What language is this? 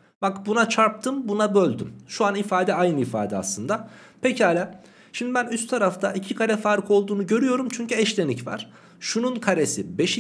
Turkish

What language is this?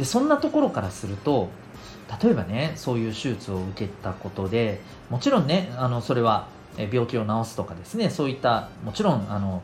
Japanese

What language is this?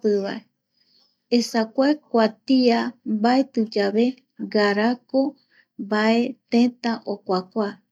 Eastern Bolivian Guaraní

